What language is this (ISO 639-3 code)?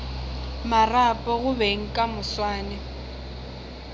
nso